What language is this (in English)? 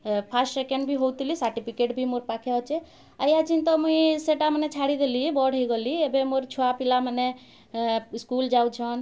Odia